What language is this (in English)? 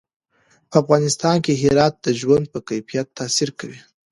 Pashto